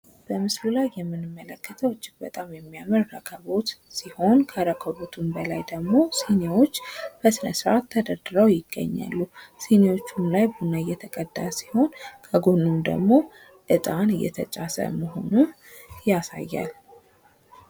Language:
Amharic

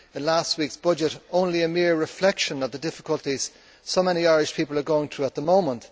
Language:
English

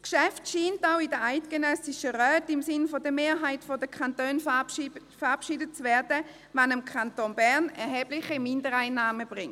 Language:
Swiss German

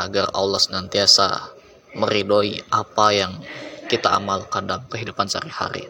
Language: Indonesian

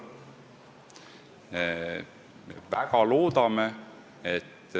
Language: Estonian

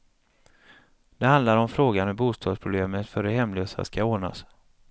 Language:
Swedish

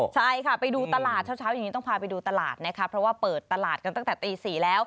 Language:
Thai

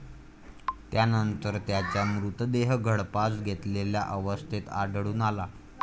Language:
Marathi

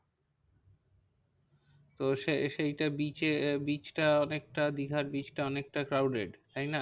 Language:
Bangla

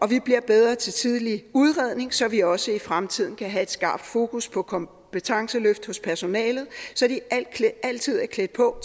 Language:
Danish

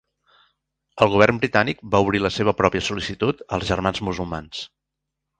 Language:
Catalan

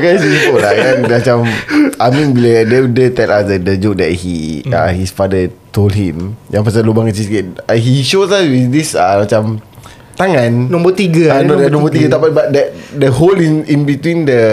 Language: Malay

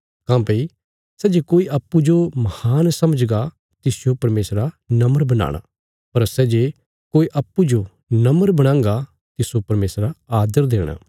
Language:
Bilaspuri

